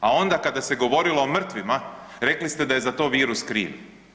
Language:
Croatian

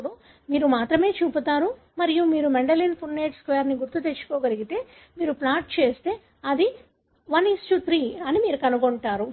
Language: Telugu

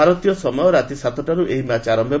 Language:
Odia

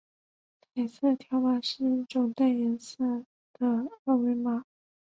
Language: Chinese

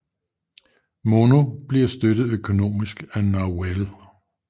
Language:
Danish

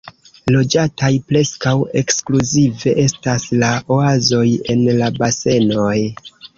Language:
Esperanto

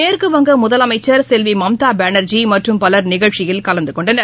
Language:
Tamil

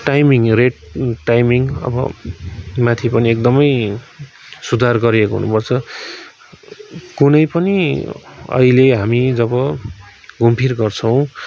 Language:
Nepali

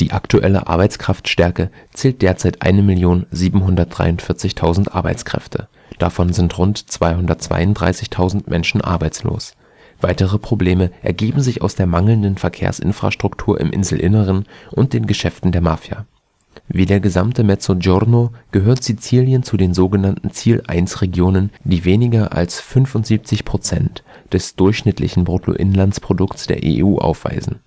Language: German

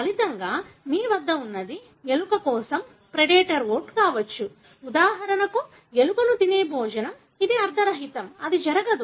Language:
Telugu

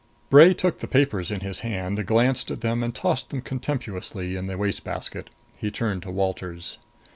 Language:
English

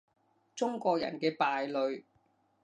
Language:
Cantonese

